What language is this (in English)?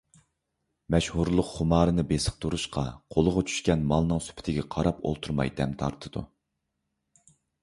Uyghur